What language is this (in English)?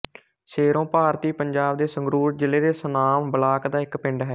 Punjabi